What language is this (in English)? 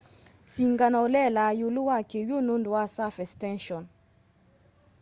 Kamba